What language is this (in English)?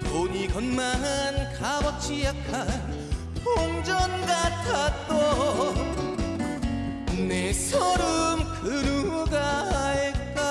Korean